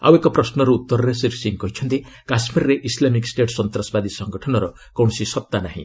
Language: Odia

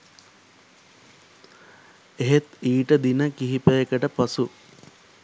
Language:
Sinhala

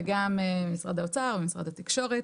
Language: Hebrew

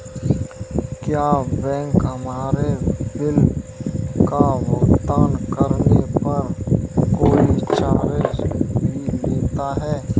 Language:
Hindi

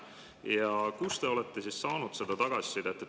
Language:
Estonian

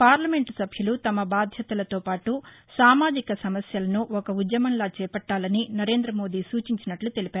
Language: Telugu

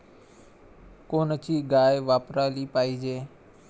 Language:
Marathi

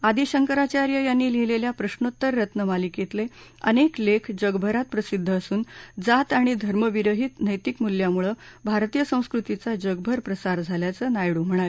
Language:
Marathi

